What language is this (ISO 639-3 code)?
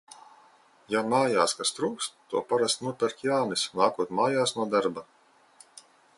lav